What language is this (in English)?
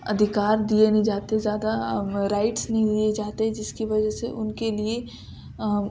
Urdu